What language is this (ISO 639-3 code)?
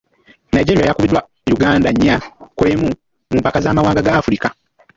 lug